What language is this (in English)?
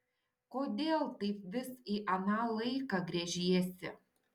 Lithuanian